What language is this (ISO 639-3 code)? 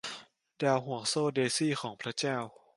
tha